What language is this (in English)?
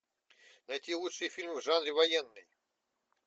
Russian